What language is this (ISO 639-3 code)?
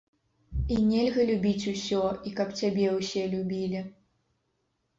bel